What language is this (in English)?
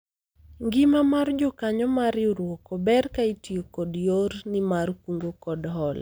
Luo (Kenya and Tanzania)